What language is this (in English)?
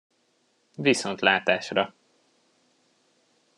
Hungarian